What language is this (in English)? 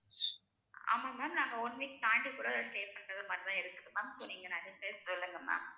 Tamil